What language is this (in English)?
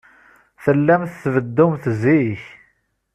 Kabyle